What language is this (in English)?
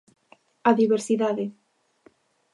Galician